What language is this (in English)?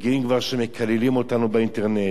Hebrew